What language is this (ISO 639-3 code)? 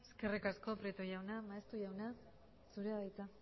eus